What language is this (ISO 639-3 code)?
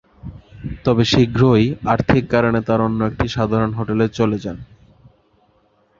ben